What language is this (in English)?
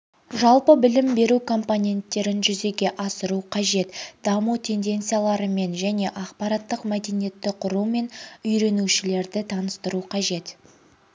Kazakh